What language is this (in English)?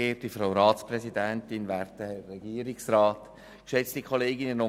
Swiss German